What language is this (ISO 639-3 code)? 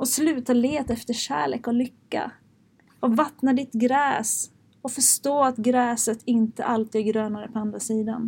swe